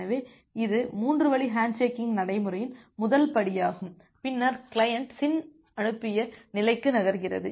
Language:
Tamil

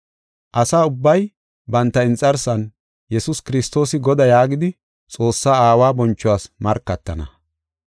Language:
Gofa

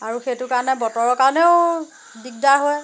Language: Assamese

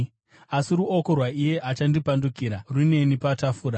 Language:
Shona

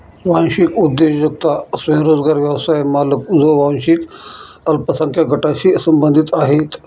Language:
Marathi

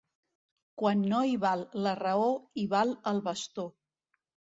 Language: Catalan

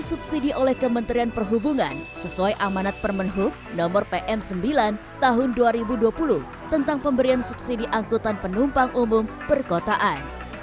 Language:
Indonesian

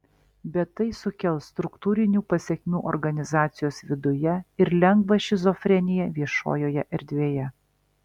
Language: Lithuanian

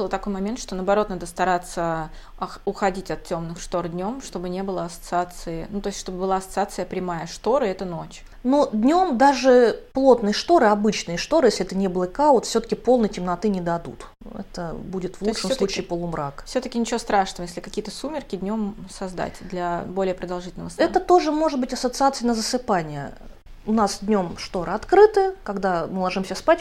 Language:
Russian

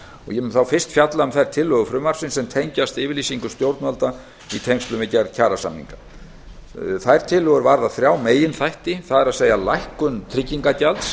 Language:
Icelandic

